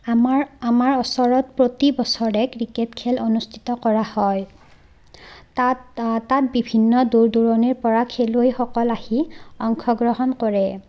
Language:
Assamese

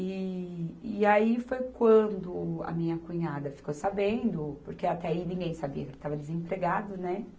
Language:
Portuguese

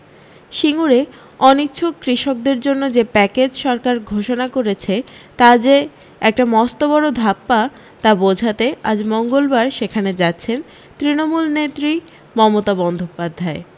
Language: Bangla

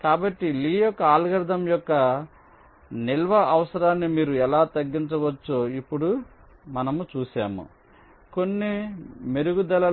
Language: Telugu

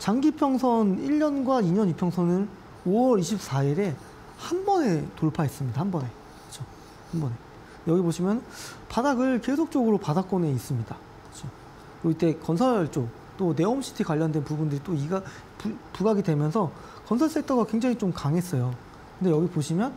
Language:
Korean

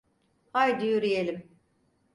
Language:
Turkish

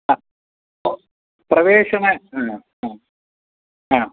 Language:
Sanskrit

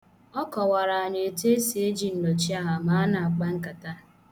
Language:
Igbo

